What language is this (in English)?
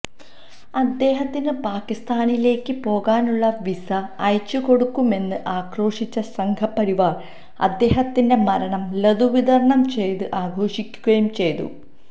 Malayalam